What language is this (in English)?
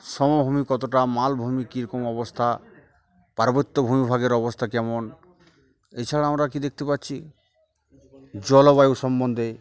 Bangla